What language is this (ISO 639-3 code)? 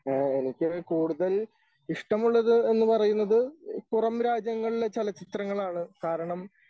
mal